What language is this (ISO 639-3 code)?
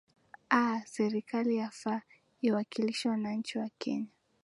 swa